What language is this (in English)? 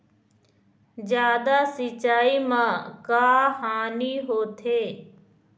Chhattisgarhi